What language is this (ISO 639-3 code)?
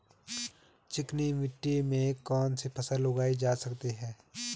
hin